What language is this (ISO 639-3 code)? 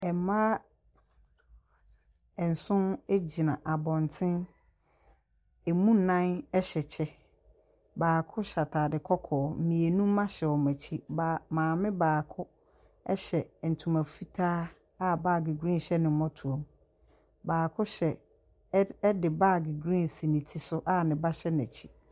aka